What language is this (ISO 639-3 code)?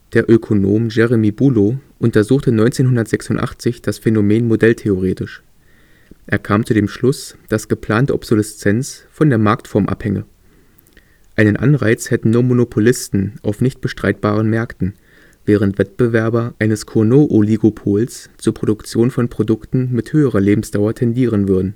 deu